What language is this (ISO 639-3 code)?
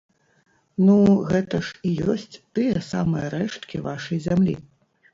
bel